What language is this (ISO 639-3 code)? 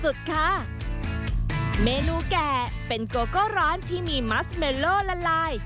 tha